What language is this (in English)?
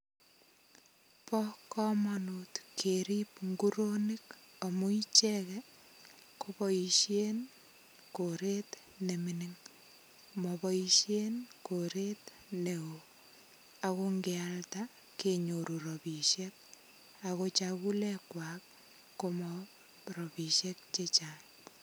Kalenjin